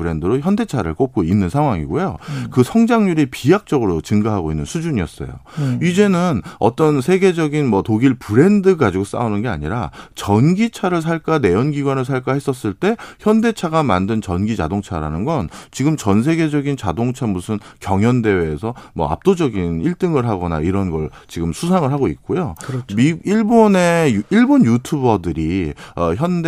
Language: Korean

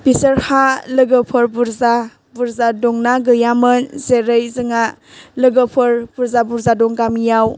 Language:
Bodo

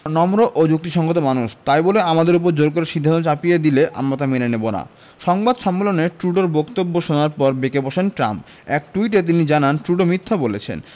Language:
Bangla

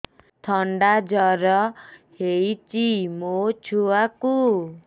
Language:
Odia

